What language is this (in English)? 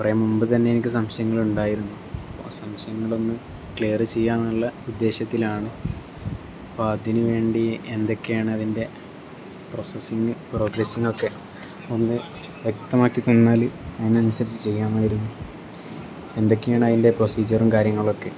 Malayalam